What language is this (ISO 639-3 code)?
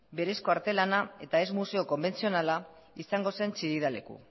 eus